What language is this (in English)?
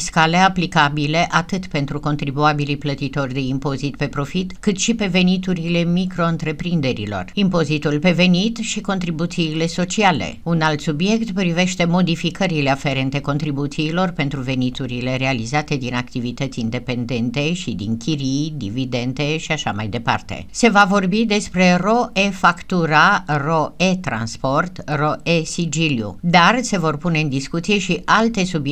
Romanian